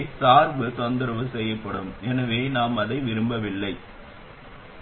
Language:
Tamil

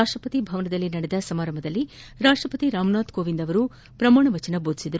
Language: Kannada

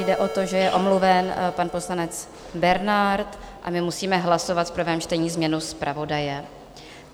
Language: Czech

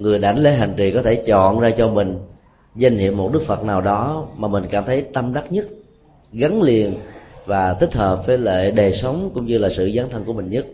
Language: Vietnamese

